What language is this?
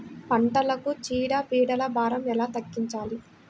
Telugu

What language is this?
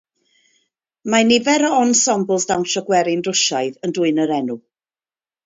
Welsh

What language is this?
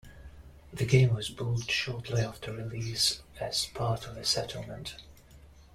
English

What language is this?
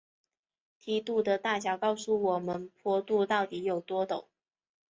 Chinese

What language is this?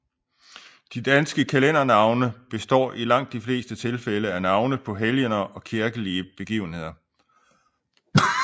Danish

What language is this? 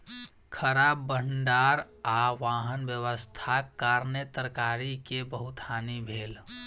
Maithili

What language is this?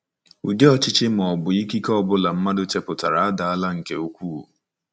Igbo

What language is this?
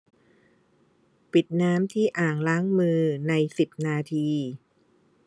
Thai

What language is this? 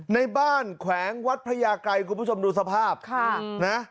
Thai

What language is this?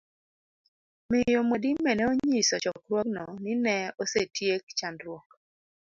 Luo (Kenya and Tanzania)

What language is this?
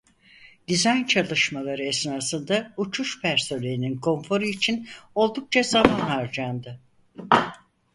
Turkish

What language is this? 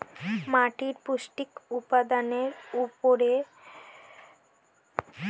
Bangla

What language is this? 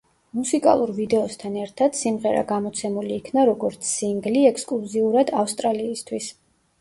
Georgian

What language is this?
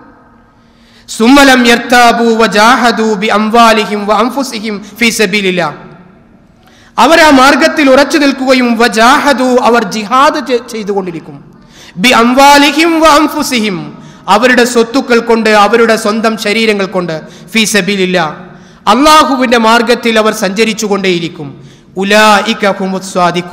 Arabic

